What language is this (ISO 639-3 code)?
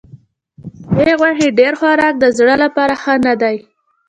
pus